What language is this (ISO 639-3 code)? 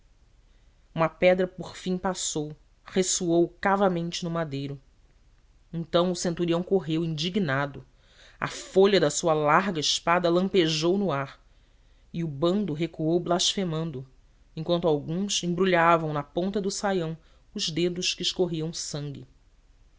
por